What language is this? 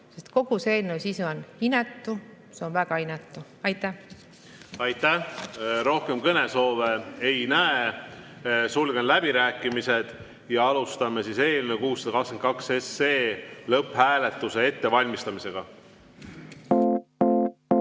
Estonian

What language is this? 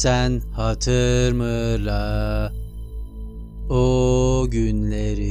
Turkish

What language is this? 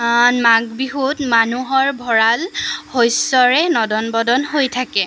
Assamese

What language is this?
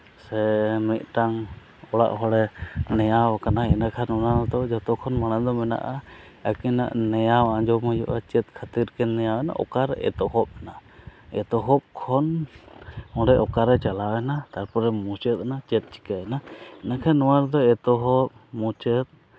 Santali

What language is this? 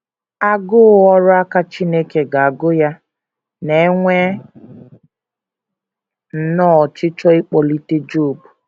Igbo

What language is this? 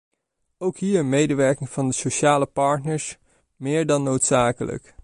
Dutch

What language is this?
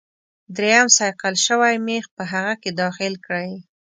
Pashto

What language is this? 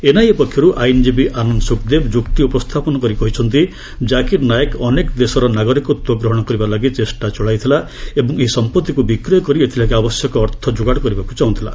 Odia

